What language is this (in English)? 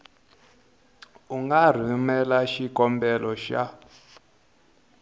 Tsonga